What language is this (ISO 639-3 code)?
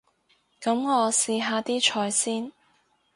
yue